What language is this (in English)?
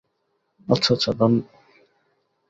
Bangla